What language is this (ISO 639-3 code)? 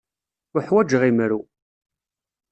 kab